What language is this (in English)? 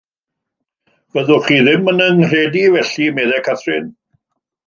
Welsh